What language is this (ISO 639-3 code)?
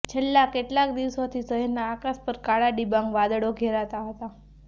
guj